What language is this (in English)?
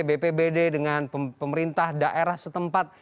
Indonesian